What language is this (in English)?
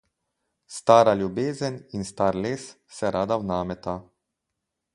Slovenian